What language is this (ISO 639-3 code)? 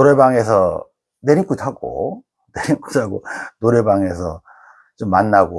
kor